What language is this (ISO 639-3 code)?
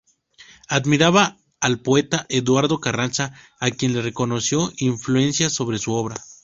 spa